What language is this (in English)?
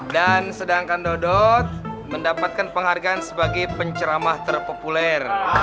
Indonesian